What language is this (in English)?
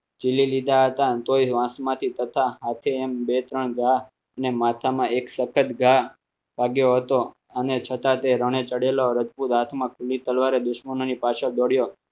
Gujarati